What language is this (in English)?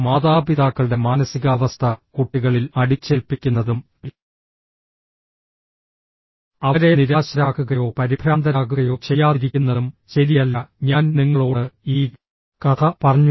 Malayalam